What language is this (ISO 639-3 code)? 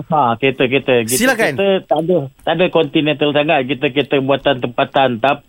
msa